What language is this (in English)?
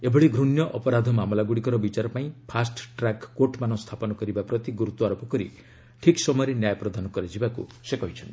Odia